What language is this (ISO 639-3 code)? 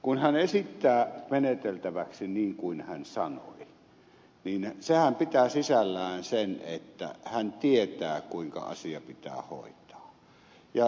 fin